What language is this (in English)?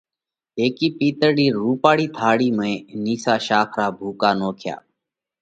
Parkari Koli